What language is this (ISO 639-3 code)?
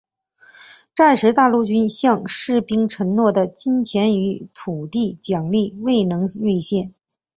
zho